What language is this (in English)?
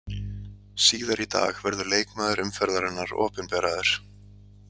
Icelandic